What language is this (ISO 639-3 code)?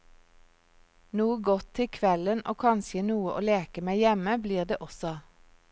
nor